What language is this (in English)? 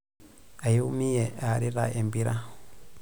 Masai